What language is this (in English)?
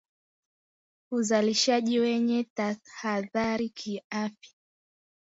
Swahili